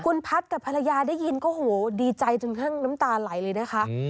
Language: Thai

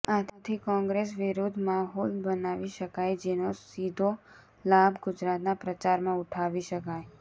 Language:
Gujarati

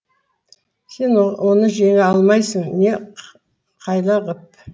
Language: Kazakh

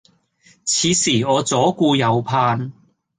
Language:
Cantonese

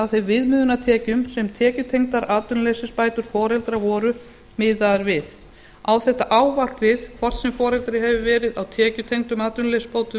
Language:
Icelandic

